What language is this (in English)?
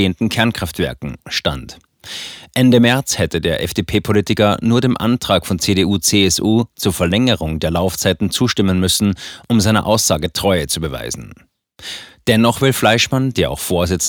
German